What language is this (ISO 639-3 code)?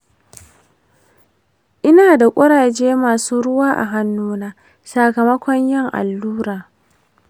hau